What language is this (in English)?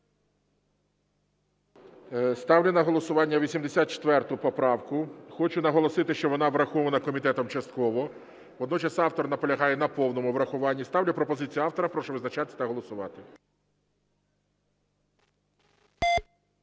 Ukrainian